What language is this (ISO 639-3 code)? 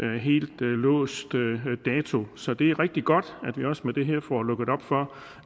dan